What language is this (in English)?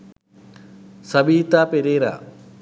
Sinhala